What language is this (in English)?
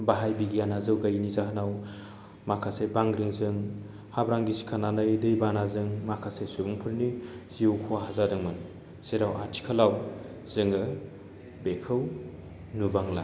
Bodo